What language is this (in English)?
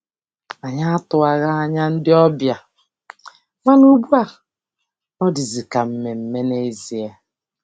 Igbo